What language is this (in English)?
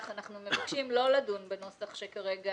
Hebrew